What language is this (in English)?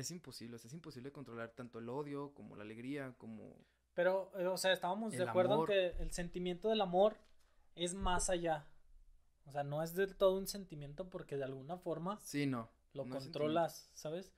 Spanish